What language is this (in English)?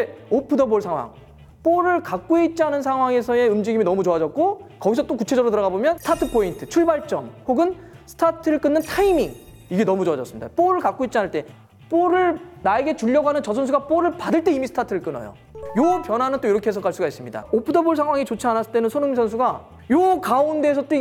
Korean